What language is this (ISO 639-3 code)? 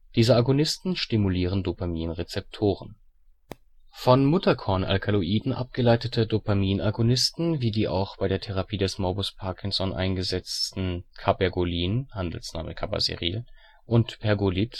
deu